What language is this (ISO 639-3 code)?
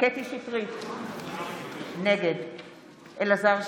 heb